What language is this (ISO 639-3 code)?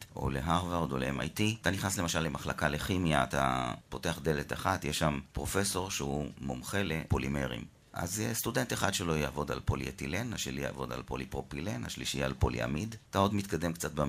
heb